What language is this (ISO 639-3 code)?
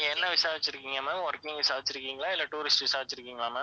tam